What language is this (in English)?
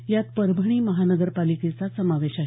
Marathi